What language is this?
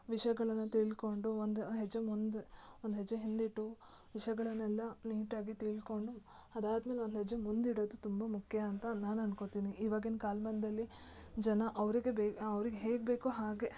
Kannada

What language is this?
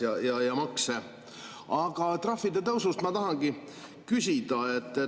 Estonian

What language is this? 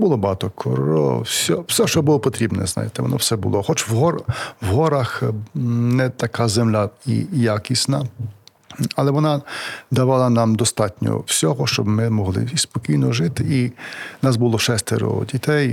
Ukrainian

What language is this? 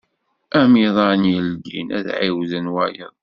Kabyle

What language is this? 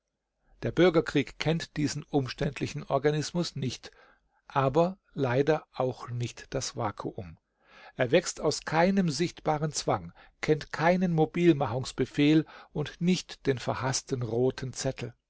German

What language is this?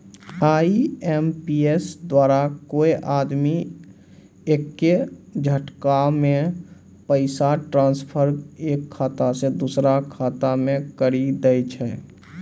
Maithili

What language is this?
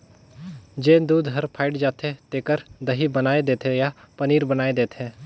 Chhattisgarhi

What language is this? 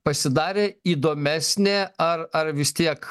Lithuanian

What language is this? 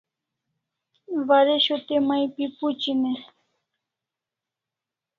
Kalasha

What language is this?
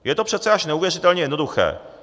Czech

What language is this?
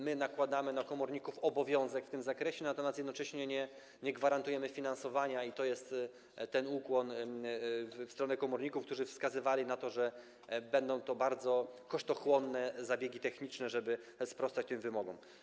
Polish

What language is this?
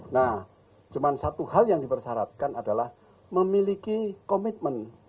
Indonesian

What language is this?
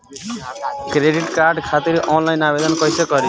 Bhojpuri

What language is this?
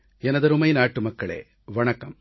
Tamil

